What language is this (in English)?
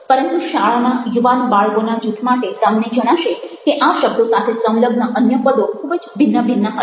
Gujarati